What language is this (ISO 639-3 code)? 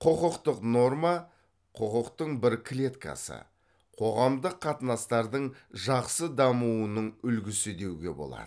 kaz